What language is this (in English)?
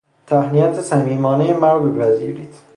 Persian